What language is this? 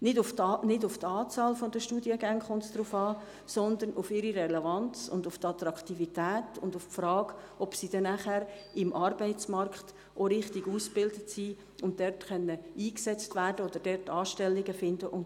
Swiss German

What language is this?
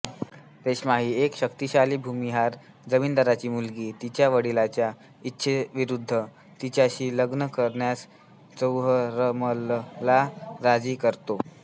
Marathi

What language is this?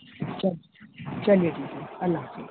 Urdu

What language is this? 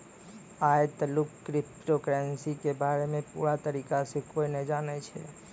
Maithili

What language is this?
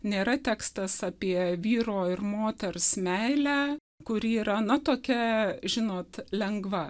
Lithuanian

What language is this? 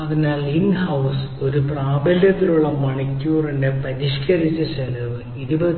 Malayalam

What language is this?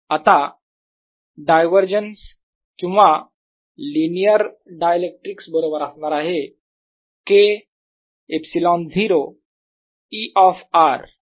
Marathi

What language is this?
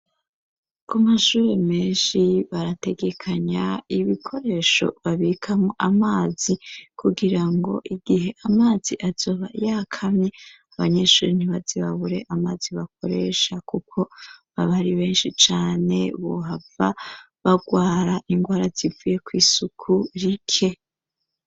Rundi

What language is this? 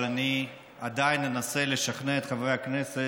Hebrew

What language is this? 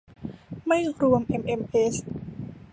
Thai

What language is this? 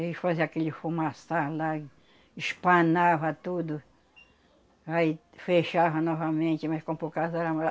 Portuguese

